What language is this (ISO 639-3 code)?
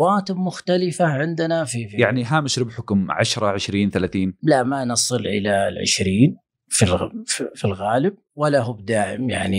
ara